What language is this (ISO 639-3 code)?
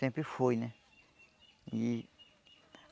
por